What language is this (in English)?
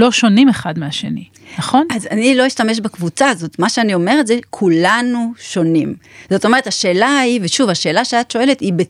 Hebrew